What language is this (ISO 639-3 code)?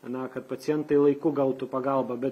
lit